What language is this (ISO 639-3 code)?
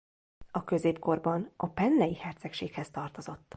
hun